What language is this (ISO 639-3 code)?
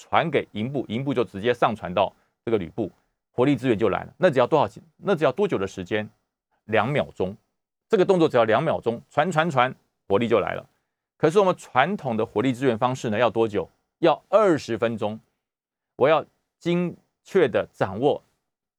zho